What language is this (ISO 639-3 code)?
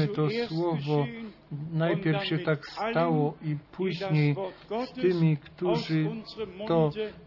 pol